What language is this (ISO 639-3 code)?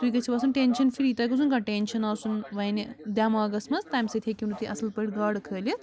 kas